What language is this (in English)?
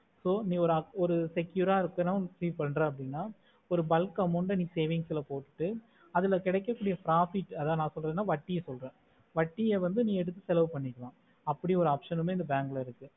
Tamil